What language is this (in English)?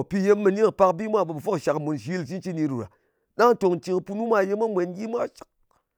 Ngas